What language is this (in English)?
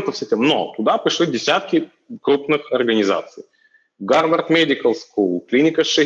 Russian